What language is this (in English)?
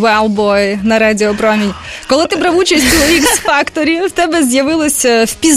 Ukrainian